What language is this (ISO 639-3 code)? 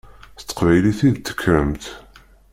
kab